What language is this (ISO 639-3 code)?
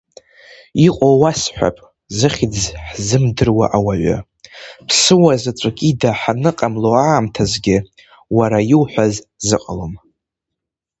abk